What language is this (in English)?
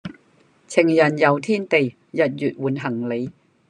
Cantonese